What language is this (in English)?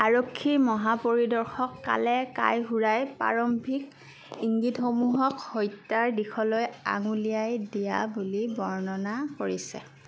Assamese